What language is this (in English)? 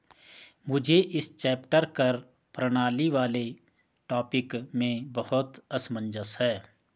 Hindi